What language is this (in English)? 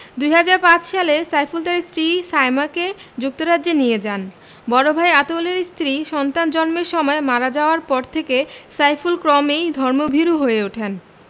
Bangla